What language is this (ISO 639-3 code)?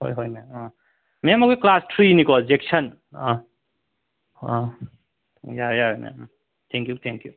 mni